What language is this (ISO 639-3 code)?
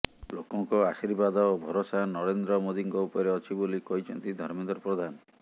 ori